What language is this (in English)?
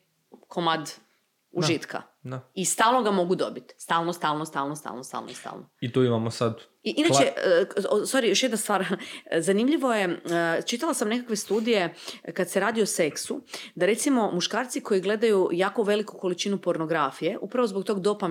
Croatian